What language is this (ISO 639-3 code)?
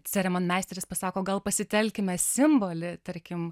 lit